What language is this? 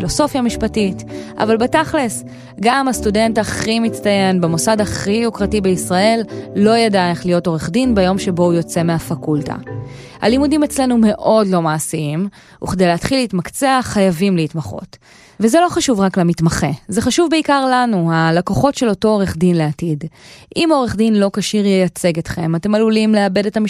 Hebrew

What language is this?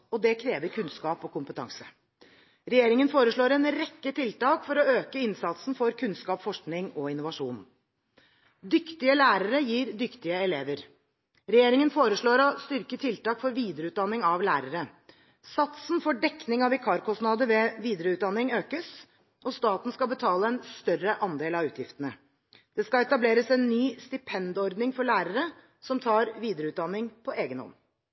Norwegian Bokmål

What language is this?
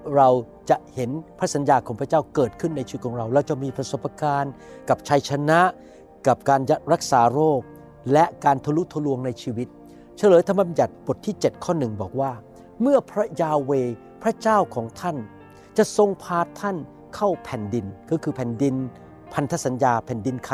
Thai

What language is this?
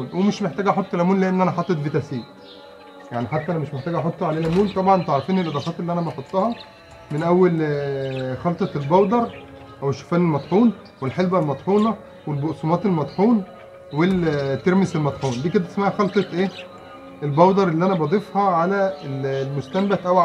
Arabic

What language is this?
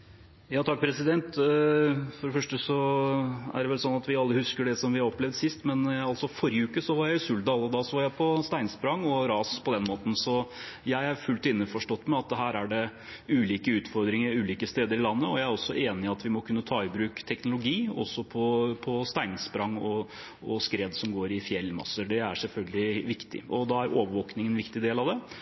Norwegian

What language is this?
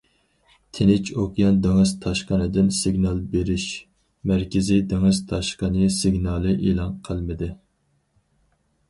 Uyghur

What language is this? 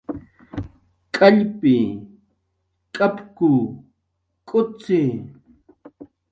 Jaqaru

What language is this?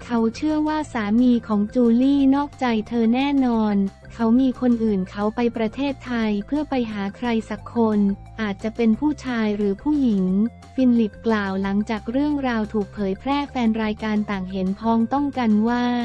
Thai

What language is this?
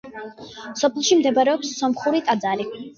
Georgian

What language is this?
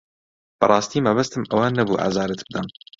Central Kurdish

